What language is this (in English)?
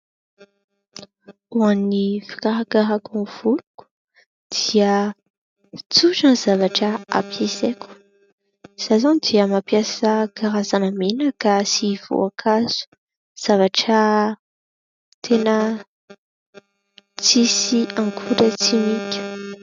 Malagasy